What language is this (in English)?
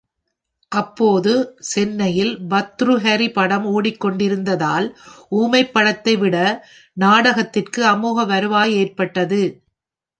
Tamil